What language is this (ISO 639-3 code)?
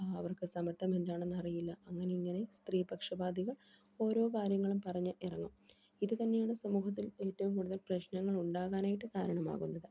mal